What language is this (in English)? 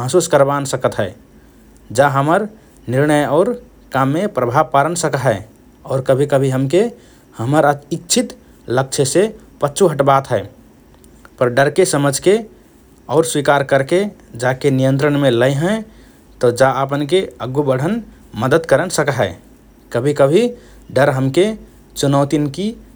Rana Tharu